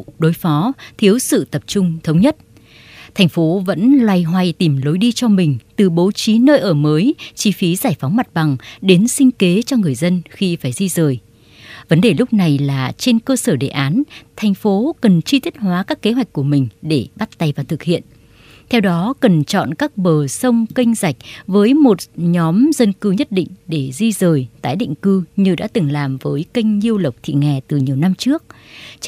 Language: Vietnamese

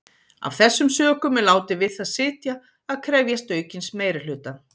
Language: Icelandic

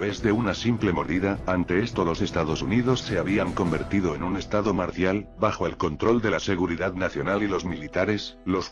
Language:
Spanish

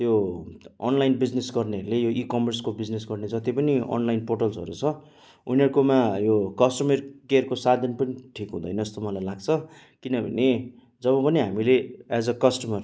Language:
Nepali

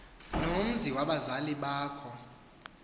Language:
Xhosa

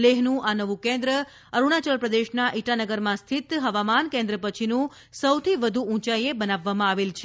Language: Gujarati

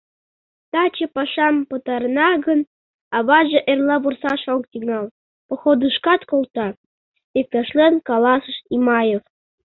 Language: Mari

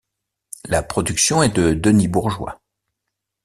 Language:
French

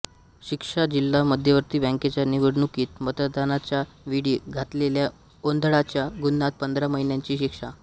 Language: Marathi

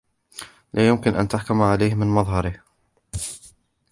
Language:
Arabic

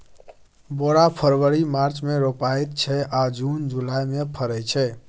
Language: Maithili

